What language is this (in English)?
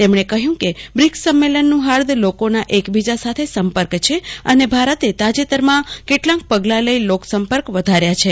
Gujarati